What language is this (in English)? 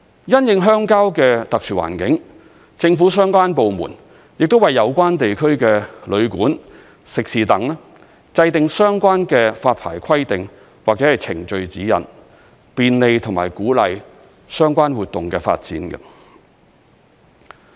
Cantonese